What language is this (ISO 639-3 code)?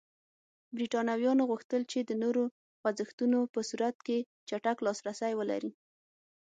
pus